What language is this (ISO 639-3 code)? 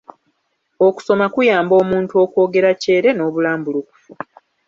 lug